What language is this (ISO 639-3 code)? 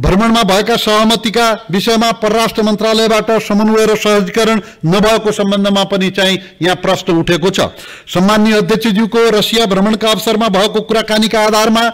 ron